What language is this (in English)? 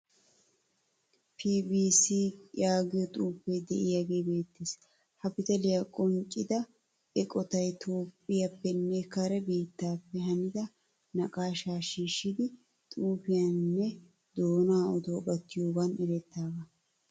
Wolaytta